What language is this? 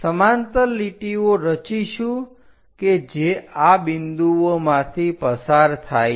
Gujarati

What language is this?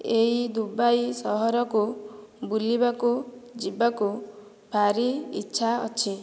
Odia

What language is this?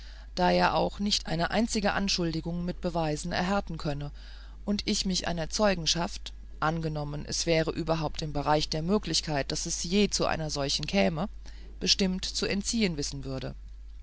German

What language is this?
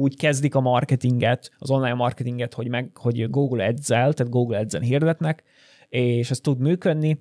Hungarian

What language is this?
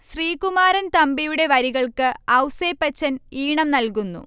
Malayalam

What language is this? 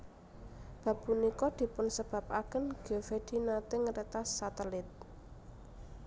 Javanese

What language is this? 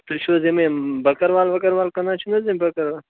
Kashmiri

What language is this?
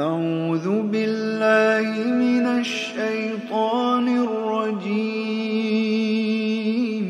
Arabic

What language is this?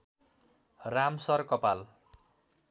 Nepali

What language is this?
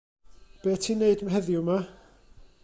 Welsh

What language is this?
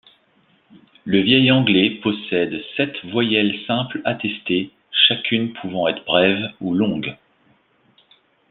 French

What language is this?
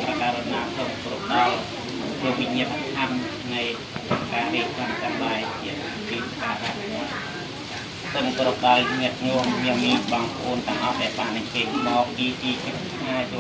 Vietnamese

